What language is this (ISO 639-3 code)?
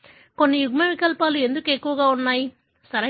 tel